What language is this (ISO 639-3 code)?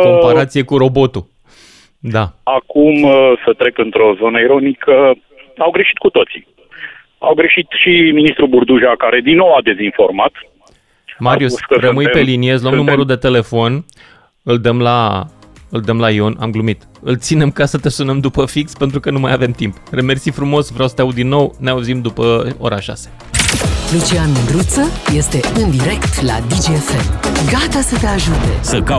ron